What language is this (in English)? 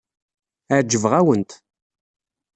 Kabyle